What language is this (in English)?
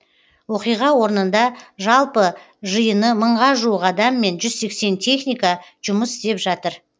Kazakh